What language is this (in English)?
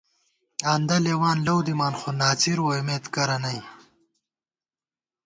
Gawar-Bati